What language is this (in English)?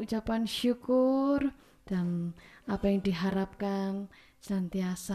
Indonesian